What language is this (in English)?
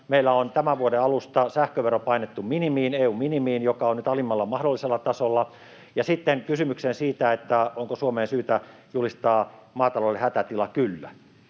Finnish